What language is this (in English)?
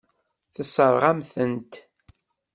Kabyle